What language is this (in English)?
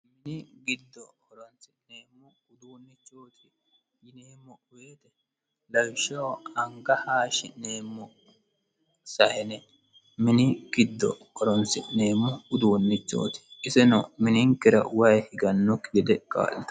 Sidamo